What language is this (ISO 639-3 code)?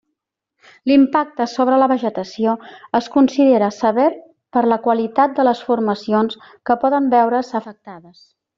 cat